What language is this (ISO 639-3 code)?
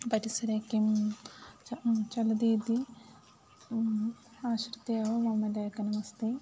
san